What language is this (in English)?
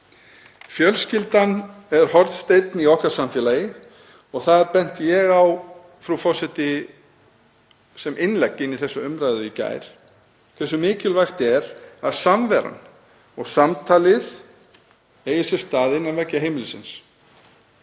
Icelandic